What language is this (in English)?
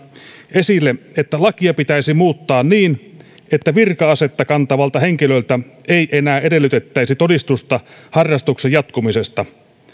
Finnish